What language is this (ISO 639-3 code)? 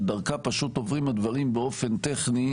heb